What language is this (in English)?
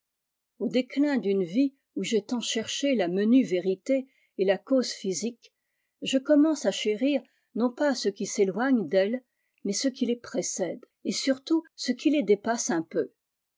French